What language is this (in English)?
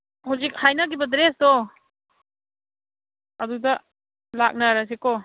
Manipuri